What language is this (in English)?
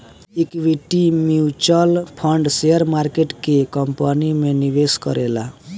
Bhojpuri